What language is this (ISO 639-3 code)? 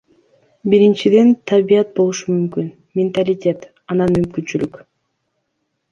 kir